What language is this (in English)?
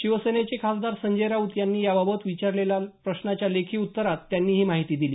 Marathi